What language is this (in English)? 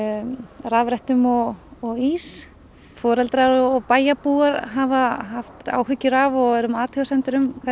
Icelandic